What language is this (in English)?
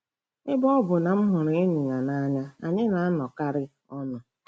Igbo